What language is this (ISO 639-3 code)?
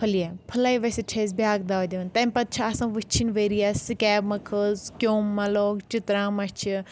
kas